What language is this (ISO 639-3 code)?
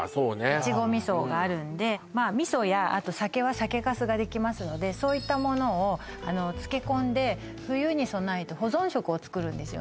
jpn